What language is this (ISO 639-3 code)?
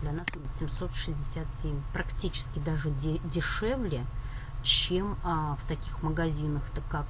rus